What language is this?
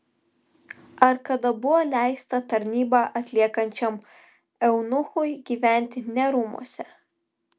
Lithuanian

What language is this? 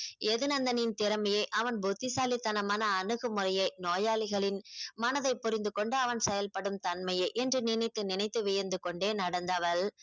Tamil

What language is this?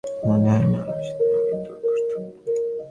Bangla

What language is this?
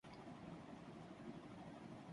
Urdu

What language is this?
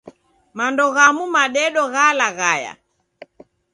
Taita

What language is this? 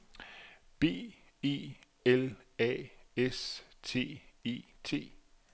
Danish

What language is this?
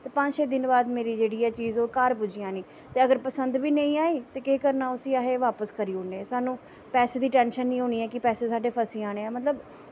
Dogri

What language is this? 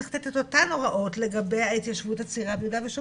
Hebrew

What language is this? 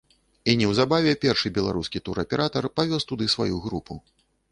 Belarusian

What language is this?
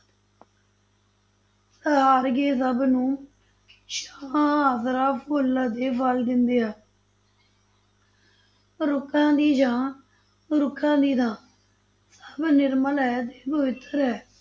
Punjabi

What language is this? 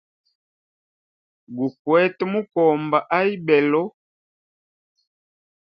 Hemba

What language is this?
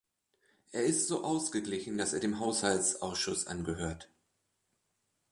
German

